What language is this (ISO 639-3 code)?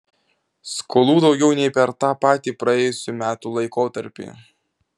lit